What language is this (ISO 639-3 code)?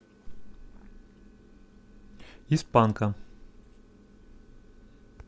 rus